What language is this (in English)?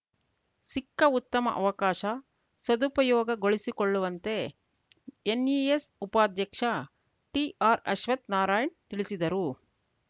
Kannada